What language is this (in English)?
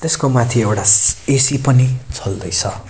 Nepali